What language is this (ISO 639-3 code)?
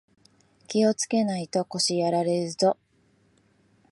jpn